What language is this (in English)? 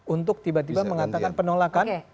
Indonesian